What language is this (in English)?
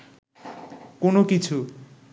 Bangla